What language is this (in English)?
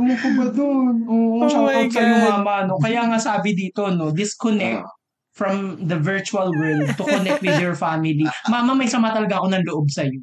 Filipino